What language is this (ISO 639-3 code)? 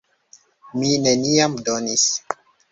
epo